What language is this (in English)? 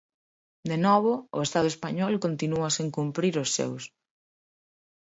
Galician